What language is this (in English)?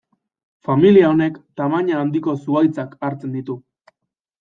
Basque